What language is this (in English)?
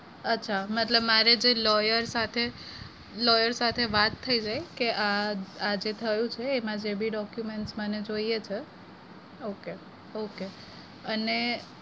Gujarati